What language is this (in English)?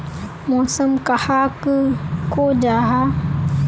Magahi